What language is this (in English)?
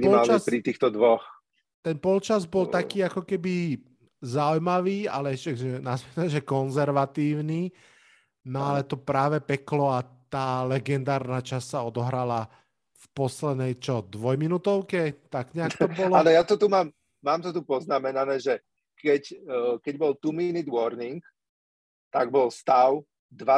Slovak